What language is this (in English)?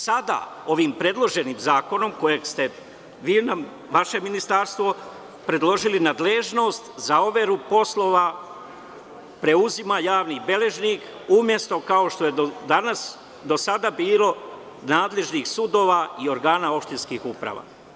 Serbian